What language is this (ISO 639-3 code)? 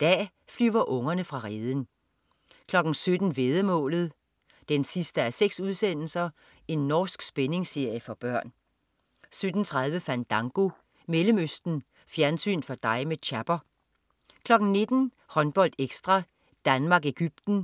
dan